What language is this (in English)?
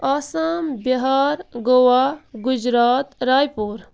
Kashmiri